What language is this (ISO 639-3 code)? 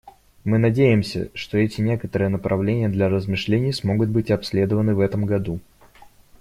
rus